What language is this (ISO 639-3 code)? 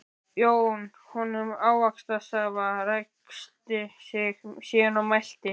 isl